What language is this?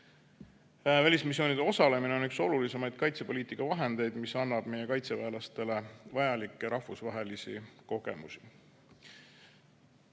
Estonian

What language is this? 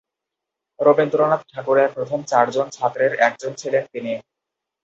Bangla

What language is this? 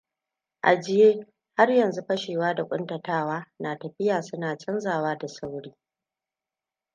Hausa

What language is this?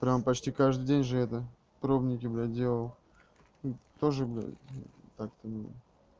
Russian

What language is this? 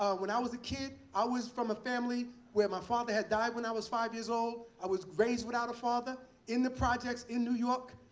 English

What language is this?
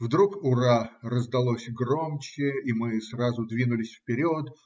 Russian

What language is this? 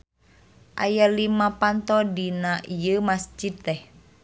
Sundanese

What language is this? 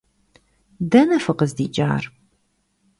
Kabardian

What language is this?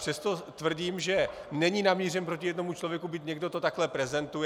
Czech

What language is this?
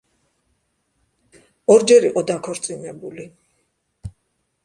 Georgian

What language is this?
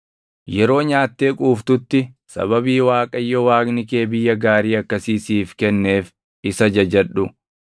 Oromo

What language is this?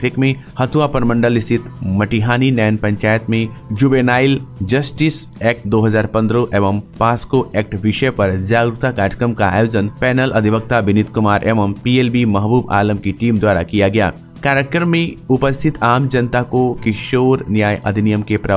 Hindi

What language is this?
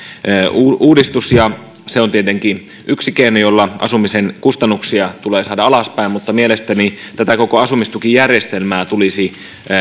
Finnish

